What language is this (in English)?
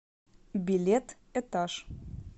Russian